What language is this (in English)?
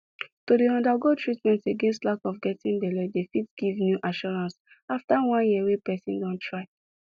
Nigerian Pidgin